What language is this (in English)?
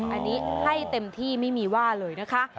Thai